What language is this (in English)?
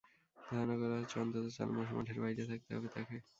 Bangla